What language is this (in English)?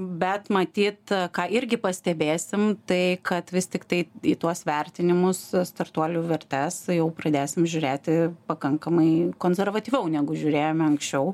Lithuanian